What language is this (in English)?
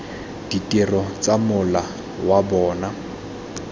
Tswana